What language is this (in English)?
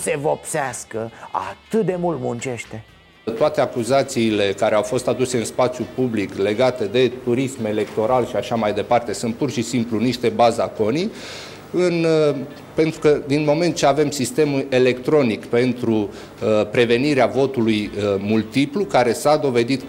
Romanian